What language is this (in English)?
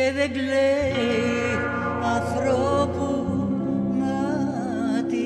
Greek